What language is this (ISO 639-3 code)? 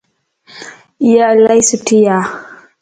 lss